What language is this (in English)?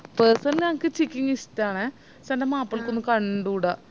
Malayalam